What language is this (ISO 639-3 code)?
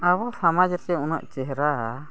sat